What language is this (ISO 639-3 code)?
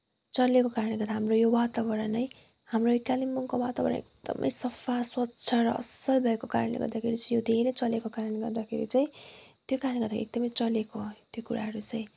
nep